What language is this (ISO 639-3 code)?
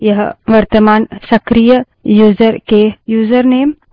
hin